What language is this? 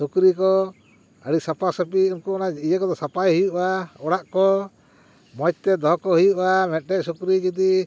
Santali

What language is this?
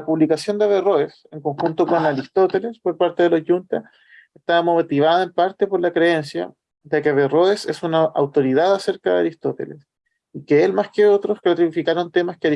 Spanish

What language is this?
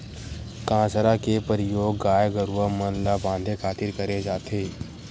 Chhattisgarhi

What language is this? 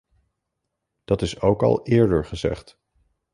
Dutch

